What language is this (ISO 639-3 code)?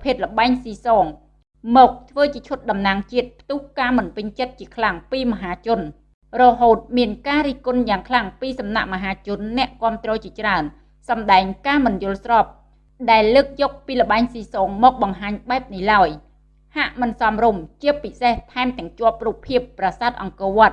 vie